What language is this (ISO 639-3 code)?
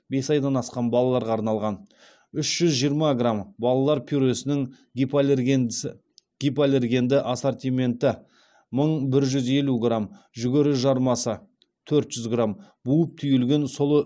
kaz